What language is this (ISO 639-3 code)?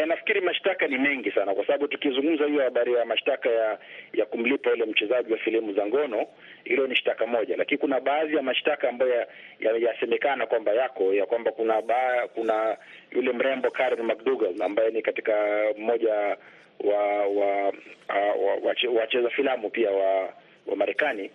swa